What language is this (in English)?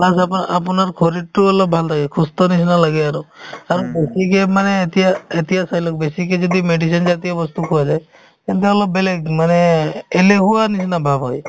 Assamese